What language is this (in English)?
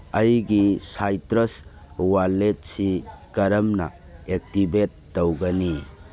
Manipuri